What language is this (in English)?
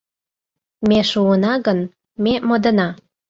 Mari